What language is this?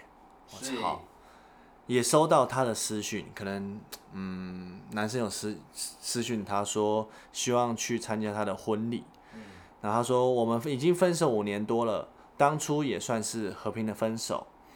Chinese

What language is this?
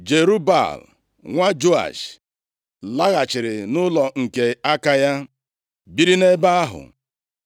Igbo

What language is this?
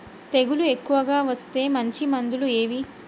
Telugu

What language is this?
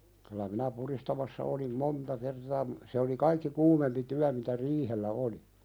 Finnish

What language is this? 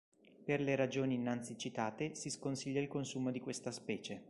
Italian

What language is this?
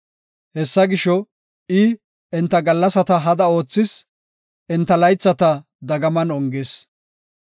Gofa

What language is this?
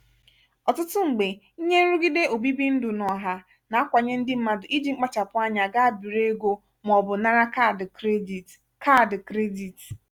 Igbo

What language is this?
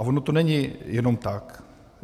Czech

